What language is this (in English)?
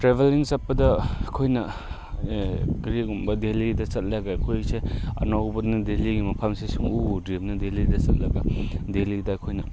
Manipuri